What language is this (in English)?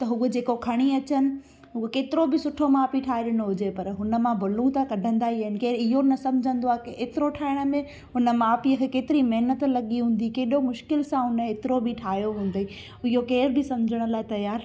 Sindhi